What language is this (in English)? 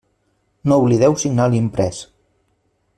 Catalan